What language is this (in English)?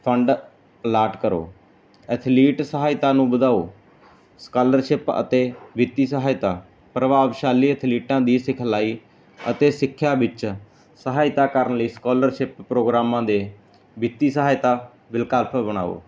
Punjabi